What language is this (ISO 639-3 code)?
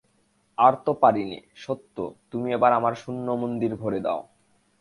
ben